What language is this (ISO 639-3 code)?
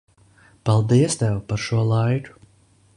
lav